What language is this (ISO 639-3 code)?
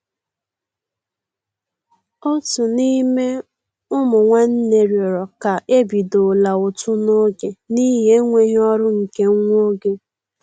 ibo